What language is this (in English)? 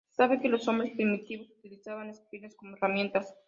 Spanish